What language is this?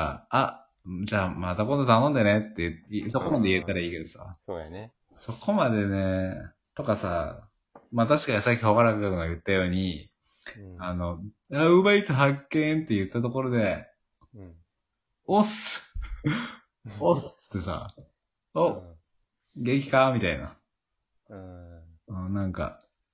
Japanese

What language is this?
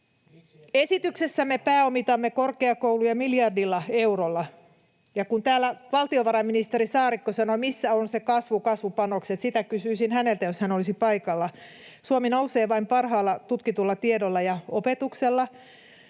Finnish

